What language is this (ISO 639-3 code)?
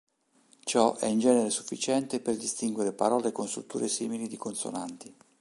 ita